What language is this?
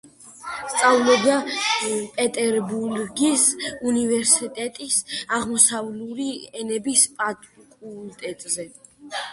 Georgian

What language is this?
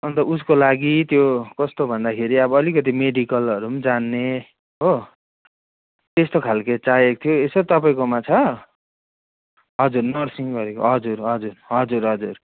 Nepali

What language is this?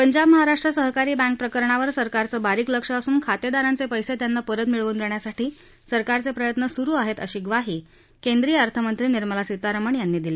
Marathi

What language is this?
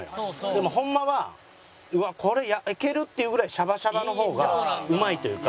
Japanese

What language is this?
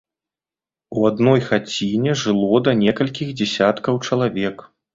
Belarusian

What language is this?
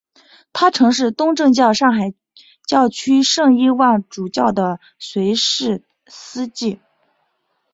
Chinese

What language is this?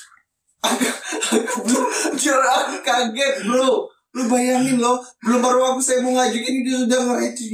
Indonesian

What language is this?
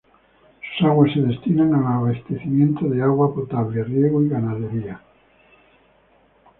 Spanish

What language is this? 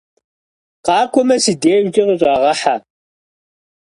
Kabardian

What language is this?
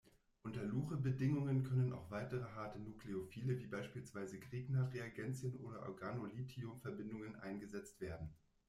German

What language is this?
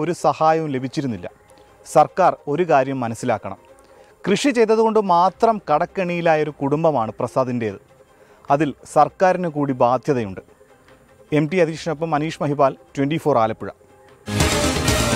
Malayalam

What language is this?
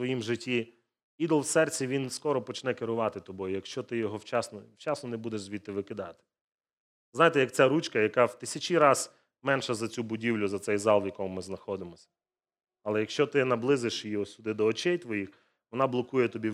Ukrainian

